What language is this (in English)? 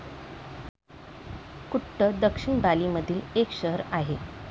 Marathi